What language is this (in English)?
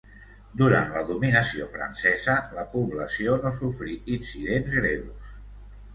Catalan